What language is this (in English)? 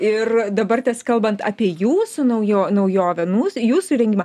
Lithuanian